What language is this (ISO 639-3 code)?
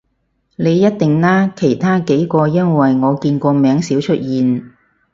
yue